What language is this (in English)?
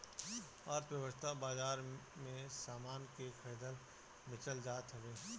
Bhojpuri